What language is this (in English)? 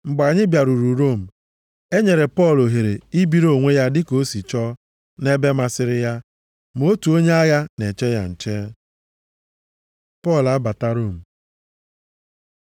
Igbo